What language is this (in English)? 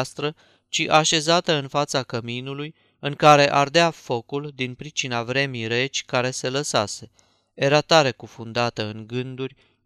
Romanian